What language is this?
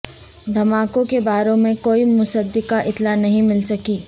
Urdu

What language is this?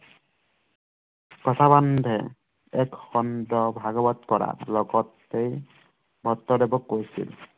Assamese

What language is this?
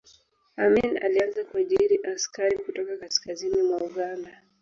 Swahili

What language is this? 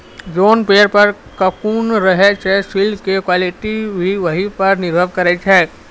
Maithili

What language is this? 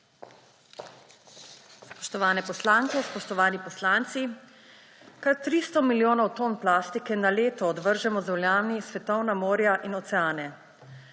Slovenian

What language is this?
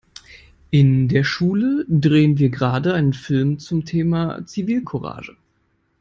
German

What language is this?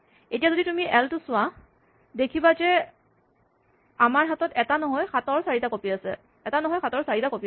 Assamese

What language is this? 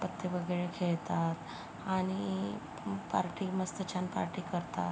Marathi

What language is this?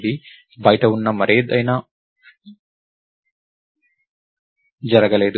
Telugu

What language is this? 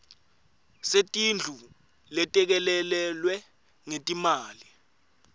Swati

